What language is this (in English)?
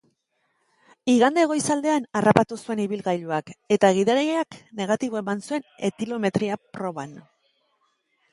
Basque